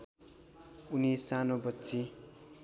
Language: Nepali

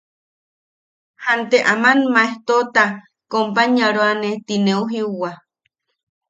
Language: Yaqui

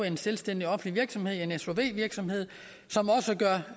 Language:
Danish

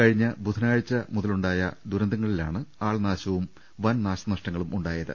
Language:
Malayalam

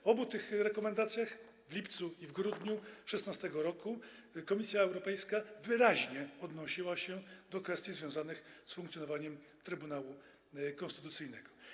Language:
Polish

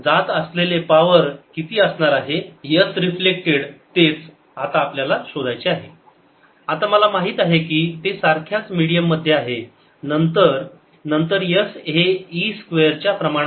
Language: Marathi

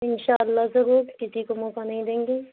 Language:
Urdu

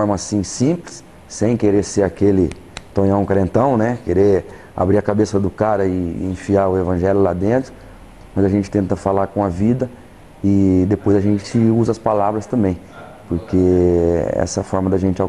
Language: Portuguese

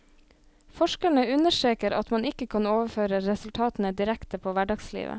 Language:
Norwegian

